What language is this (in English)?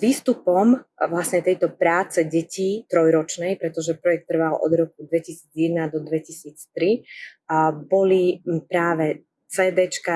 Slovak